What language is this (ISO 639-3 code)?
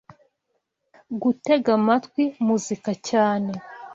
kin